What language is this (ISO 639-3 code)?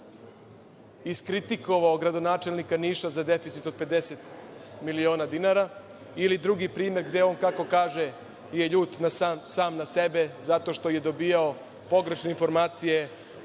srp